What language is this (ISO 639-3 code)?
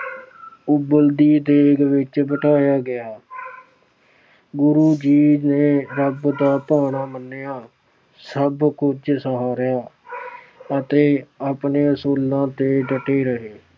pan